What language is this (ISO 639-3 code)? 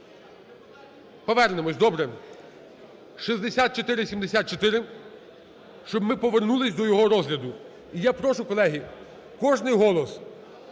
ukr